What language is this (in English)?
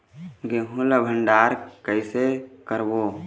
Chhattisgarhi